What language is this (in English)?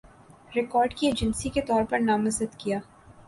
Urdu